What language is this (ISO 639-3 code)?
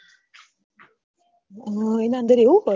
guj